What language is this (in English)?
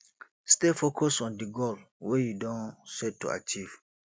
Nigerian Pidgin